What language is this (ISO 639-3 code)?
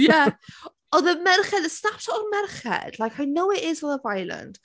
cym